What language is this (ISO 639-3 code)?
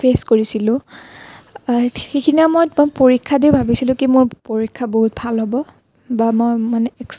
asm